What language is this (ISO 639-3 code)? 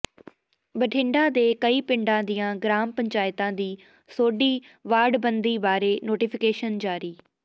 pan